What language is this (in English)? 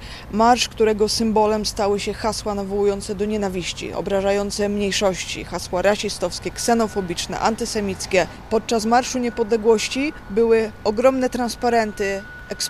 Polish